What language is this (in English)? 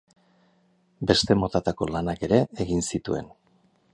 Basque